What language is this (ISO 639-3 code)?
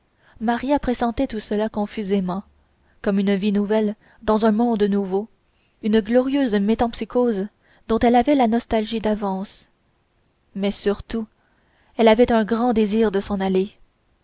fra